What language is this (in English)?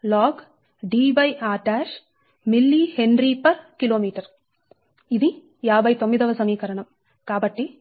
Telugu